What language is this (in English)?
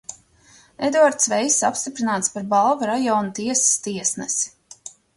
Latvian